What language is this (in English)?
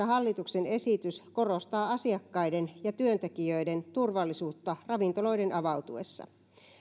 Finnish